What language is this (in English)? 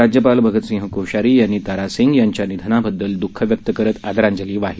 Marathi